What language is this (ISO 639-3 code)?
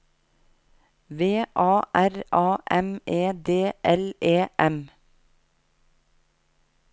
nor